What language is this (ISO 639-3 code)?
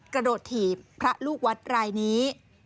tha